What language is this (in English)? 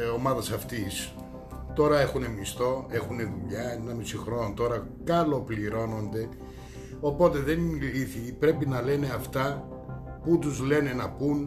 Greek